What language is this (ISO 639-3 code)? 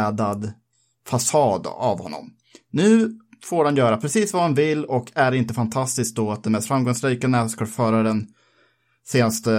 swe